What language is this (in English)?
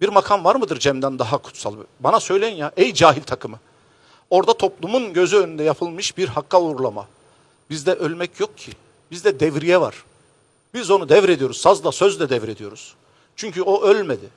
Turkish